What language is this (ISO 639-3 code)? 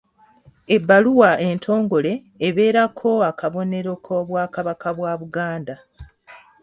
lug